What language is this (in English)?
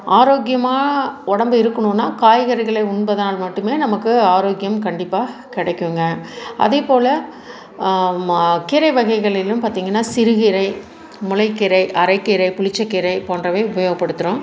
Tamil